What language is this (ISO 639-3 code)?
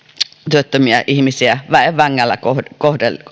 fin